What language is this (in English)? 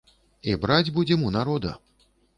Belarusian